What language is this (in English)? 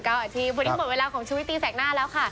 Thai